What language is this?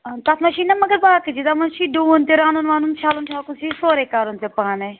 Kashmiri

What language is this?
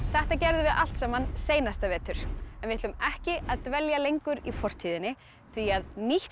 Icelandic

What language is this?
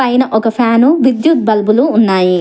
Telugu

